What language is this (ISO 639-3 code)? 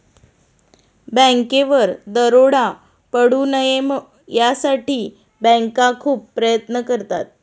mar